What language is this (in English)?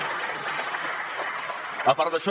Catalan